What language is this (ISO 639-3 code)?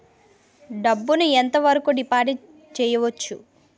tel